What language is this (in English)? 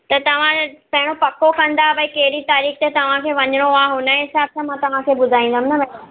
Sindhi